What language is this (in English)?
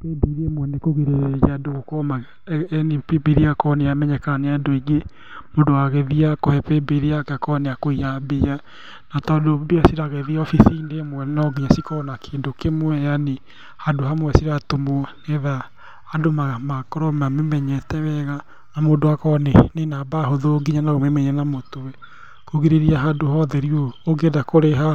Kikuyu